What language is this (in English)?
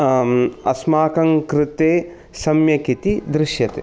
Sanskrit